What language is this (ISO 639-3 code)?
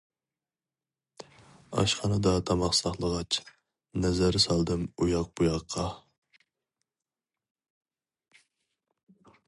uig